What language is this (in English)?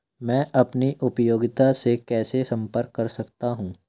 Hindi